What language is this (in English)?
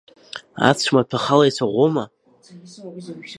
Abkhazian